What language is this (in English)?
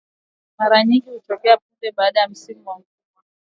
Swahili